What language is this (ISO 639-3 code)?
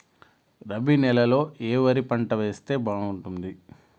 tel